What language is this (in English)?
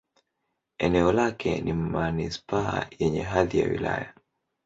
Swahili